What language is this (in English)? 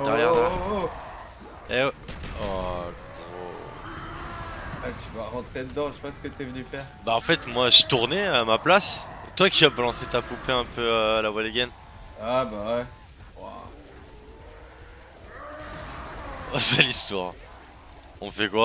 French